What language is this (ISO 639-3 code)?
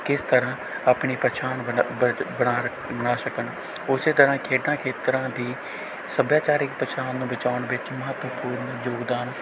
pan